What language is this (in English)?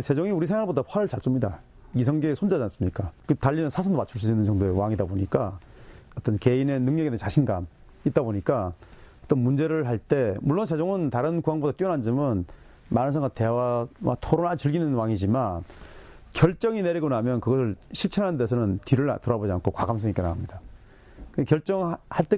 Korean